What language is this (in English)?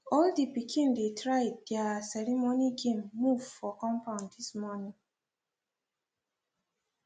Nigerian Pidgin